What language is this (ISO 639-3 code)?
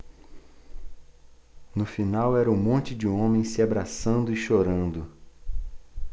por